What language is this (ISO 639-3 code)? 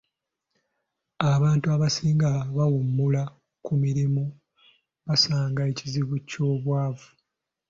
lug